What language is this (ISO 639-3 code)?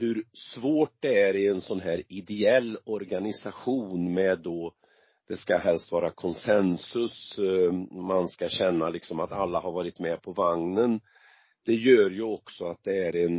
swe